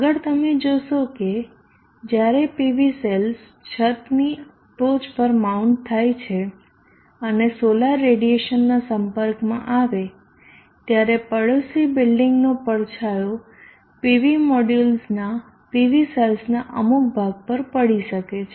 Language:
Gujarati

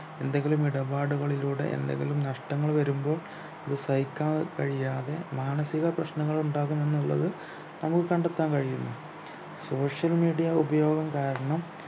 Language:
Malayalam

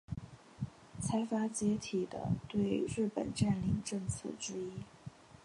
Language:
Chinese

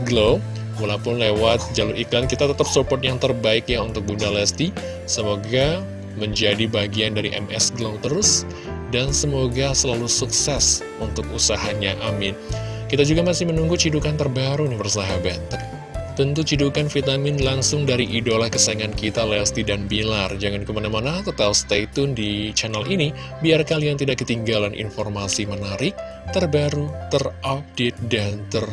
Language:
Indonesian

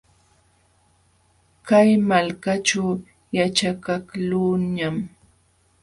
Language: Jauja Wanca Quechua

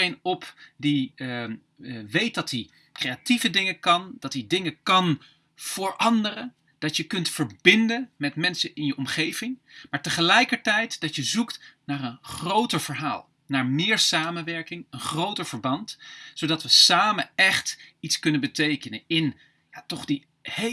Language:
Dutch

